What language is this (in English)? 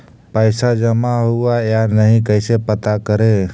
Magahi